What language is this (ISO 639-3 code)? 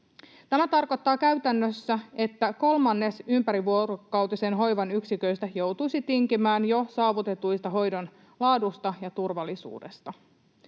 fin